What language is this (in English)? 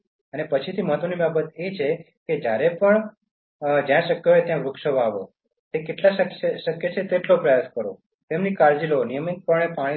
Gujarati